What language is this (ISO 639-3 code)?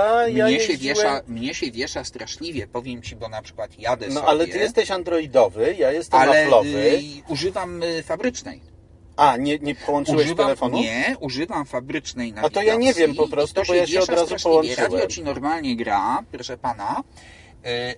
pol